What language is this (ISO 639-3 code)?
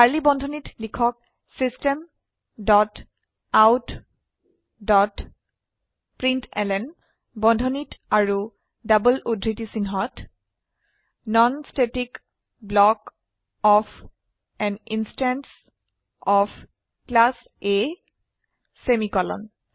asm